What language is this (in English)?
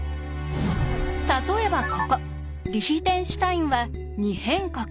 Japanese